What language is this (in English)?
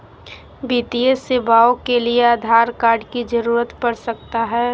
Magahi